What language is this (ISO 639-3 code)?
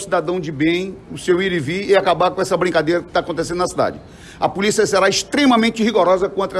por